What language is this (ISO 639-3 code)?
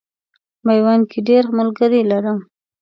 pus